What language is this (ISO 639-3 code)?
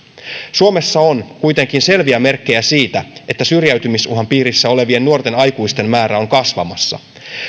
fin